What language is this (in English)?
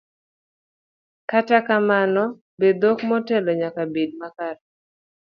Luo (Kenya and Tanzania)